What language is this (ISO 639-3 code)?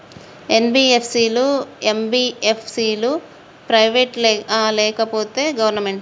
tel